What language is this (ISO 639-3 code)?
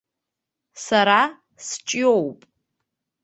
abk